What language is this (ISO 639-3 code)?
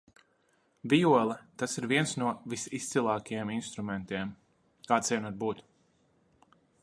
lav